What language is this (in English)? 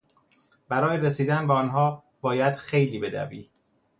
Persian